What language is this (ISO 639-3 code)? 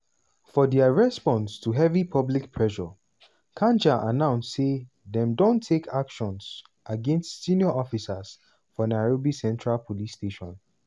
pcm